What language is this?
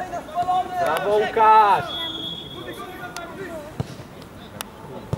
Polish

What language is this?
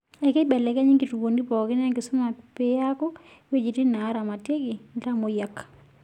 Masai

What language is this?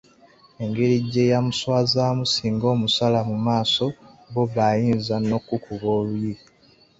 Ganda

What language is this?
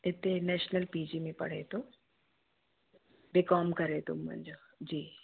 Sindhi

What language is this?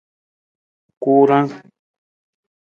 Nawdm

